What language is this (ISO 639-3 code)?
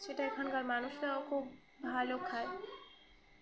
ben